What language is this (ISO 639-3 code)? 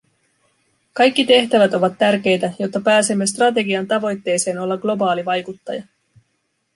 fin